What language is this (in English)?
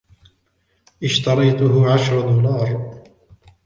Arabic